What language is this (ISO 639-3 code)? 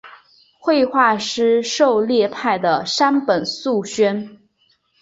zho